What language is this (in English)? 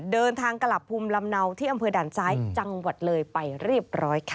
Thai